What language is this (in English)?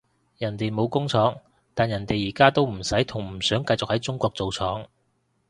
Cantonese